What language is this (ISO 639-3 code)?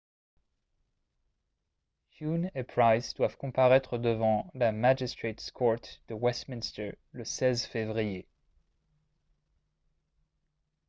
fra